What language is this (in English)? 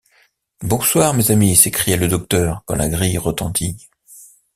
French